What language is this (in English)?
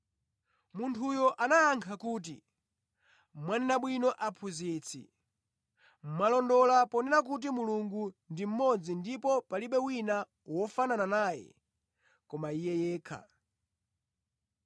Nyanja